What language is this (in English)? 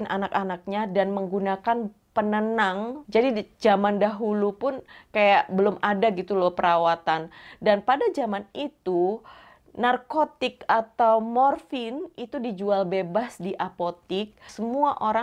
Indonesian